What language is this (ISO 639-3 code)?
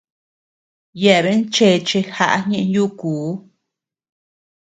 cux